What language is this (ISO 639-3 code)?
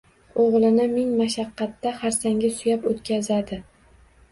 uzb